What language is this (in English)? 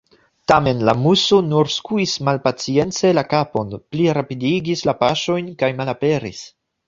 Esperanto